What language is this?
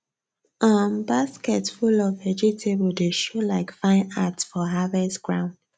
Nigerian Pidgin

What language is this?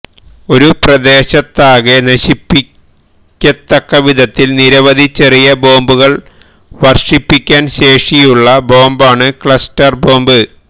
Malayalam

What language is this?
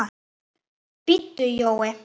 Icelandic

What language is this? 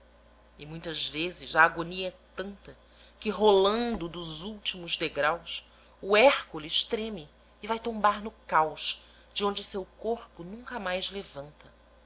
Portuguese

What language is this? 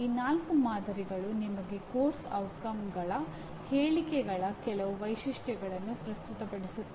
Kannada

